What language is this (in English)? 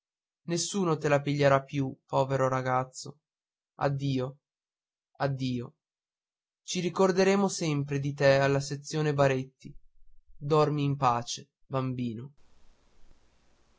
Italian